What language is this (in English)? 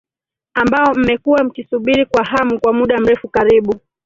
Swahili